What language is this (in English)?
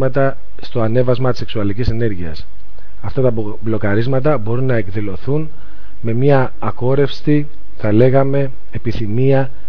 Greek